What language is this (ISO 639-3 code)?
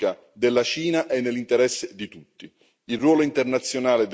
ita